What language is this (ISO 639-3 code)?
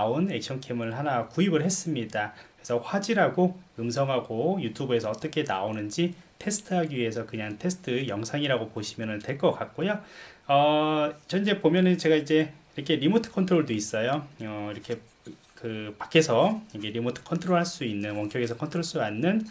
kor